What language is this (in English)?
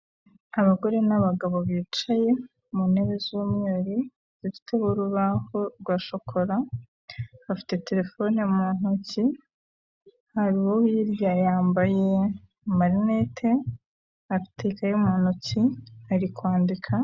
Kinyarwanda